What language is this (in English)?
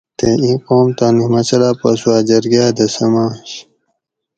Gawri